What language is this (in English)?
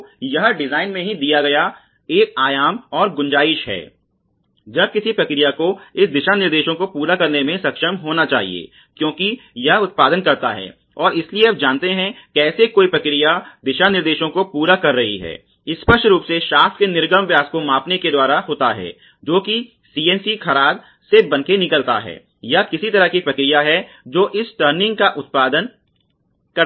Hindi